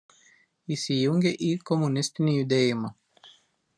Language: Lithuanian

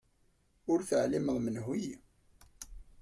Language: Kabyle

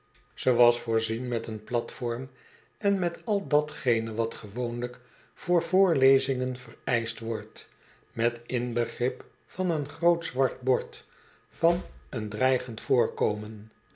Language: Dutch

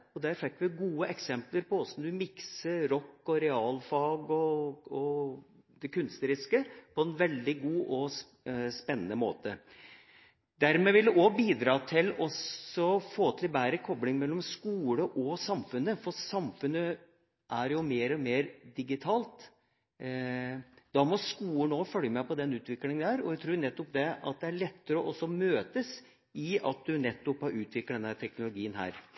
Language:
Norwegian Bokmål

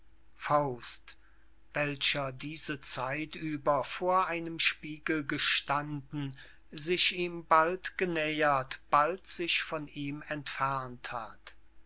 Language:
German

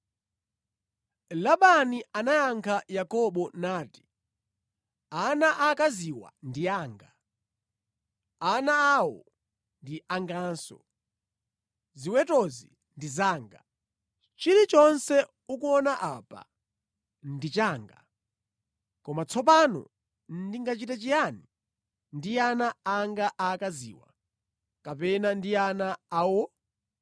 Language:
Nyanja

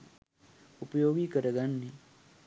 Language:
Sinhala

